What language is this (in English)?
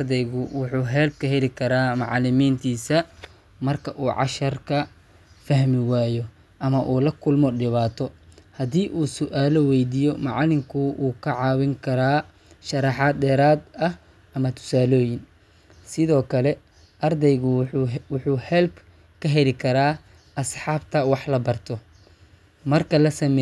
Somali